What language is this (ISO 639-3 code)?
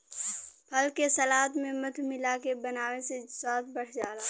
bho